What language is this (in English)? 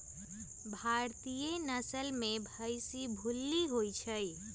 Magahi